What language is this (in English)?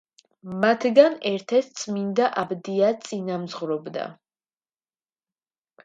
Georgian